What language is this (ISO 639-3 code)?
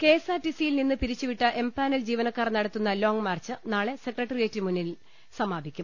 mal